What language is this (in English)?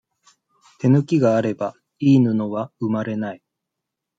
Japanese